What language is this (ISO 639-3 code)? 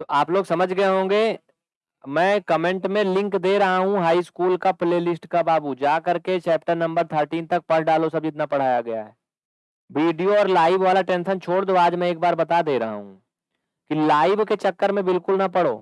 hin